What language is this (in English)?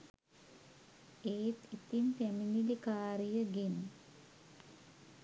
Sinhala